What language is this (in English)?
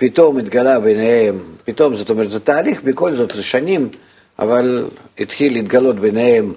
Hebrew